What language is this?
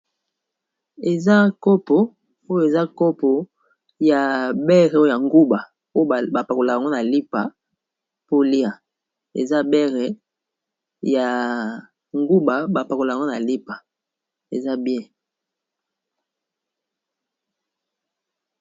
Lingala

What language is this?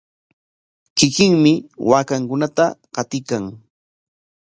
Corongo Ancash Quechua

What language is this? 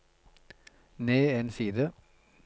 Norwegian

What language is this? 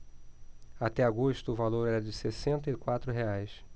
Portuguese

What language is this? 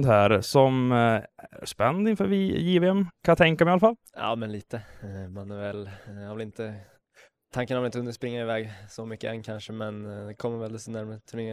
Swedish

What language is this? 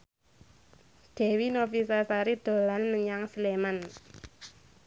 Javanese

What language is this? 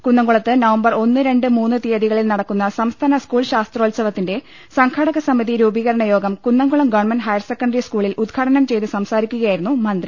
Malayalam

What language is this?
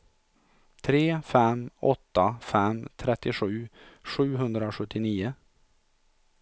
Swedish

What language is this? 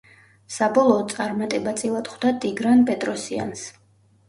Georgian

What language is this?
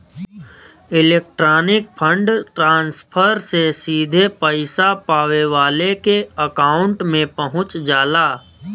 Bhojpuri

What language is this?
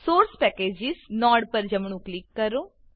Gujarati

